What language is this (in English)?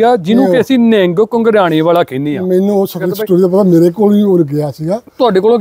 Punjabi